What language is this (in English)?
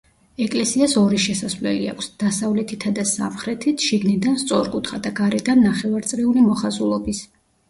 Georgian